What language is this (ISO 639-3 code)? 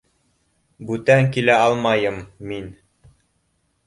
bak